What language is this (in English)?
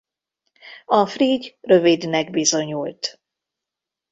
Hungarian